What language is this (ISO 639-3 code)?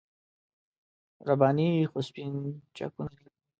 pus